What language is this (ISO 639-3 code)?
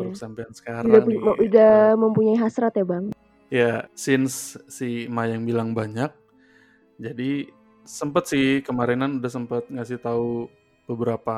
ind